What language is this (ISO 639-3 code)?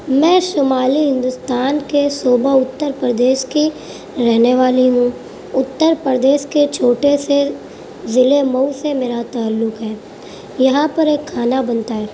urd